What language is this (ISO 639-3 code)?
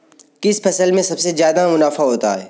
hin